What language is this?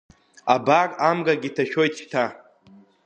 Abkhazian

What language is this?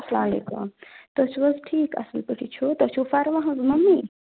Kashmiri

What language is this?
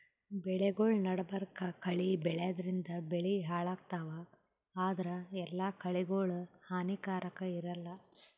Kannada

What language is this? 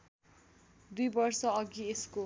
Nepali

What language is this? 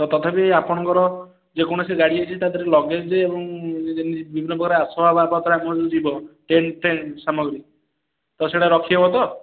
Odia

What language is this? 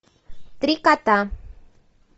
Russian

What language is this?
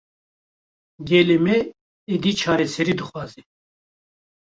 Kurdish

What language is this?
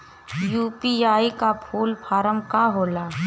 Bhojpuri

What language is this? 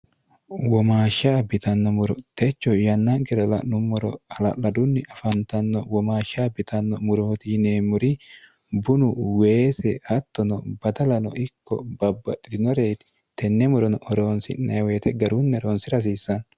Sidamo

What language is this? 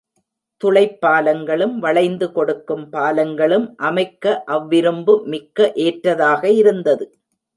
Tamil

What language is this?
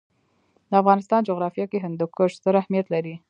Pashto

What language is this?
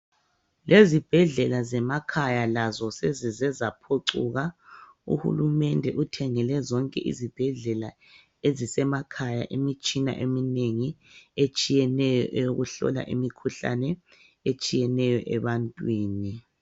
North Ndebele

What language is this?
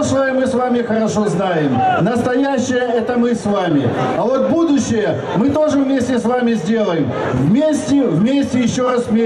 Ukrainian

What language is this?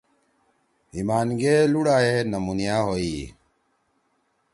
Torwali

